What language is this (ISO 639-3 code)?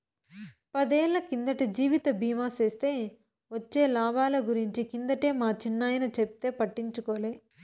tel